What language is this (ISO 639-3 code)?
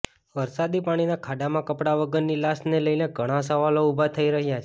guj